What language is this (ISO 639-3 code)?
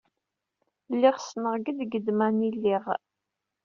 kab